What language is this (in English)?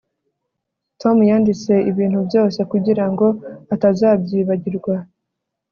Kinyarwanda